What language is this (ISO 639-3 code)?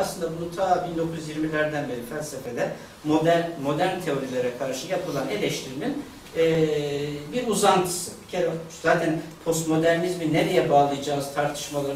tur